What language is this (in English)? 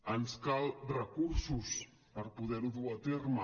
Catalan